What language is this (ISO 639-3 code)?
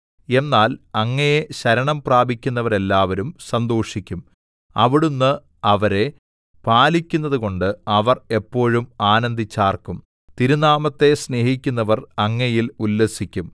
mal